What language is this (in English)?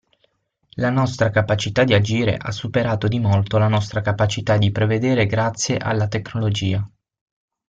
Italian